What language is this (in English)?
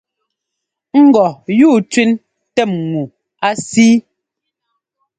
Ngomba